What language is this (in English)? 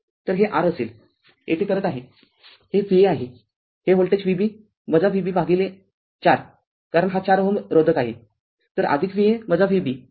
Marathi